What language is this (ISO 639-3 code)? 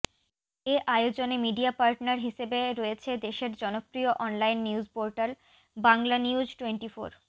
ben